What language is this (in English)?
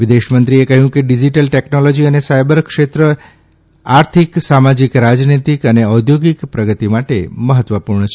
Gujarati